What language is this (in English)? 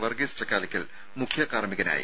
Malayalam